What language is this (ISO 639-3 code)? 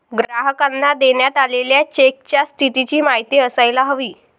mar